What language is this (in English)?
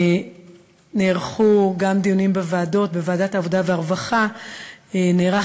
Hebrew